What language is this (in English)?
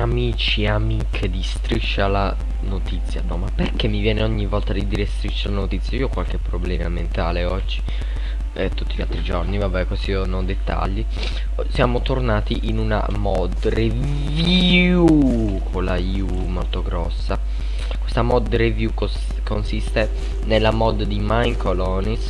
Italian